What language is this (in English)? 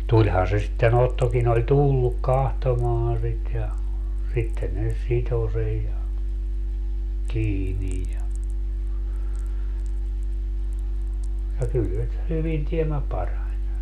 Finnish